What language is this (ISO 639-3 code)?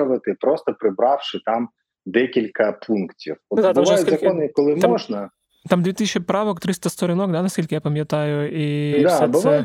ukr